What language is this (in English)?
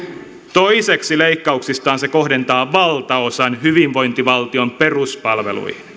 Finnish